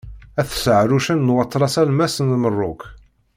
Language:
Kabyle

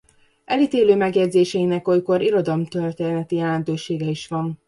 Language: Hungarian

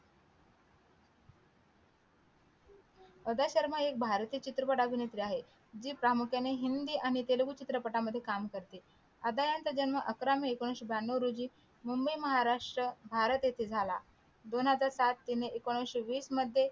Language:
Marathi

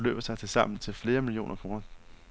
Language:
Danish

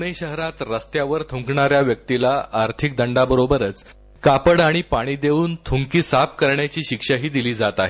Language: Marathi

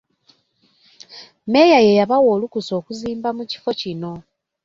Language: Ganda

